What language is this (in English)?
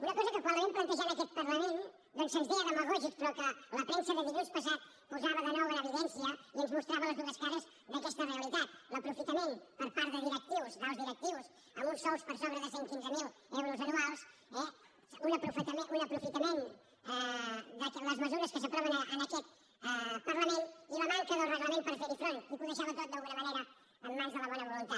Catalan